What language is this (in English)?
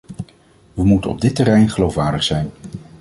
Dutch